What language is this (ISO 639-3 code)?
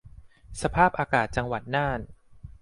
tha